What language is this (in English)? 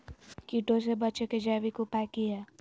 Magahi